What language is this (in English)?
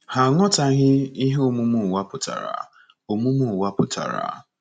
Igbo